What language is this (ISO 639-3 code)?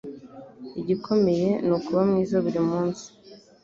kin